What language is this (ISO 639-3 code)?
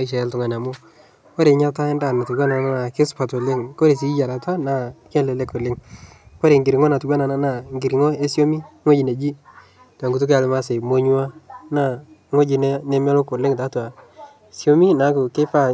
mas